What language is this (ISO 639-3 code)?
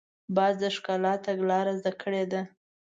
pus